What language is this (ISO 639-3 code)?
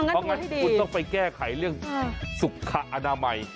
tha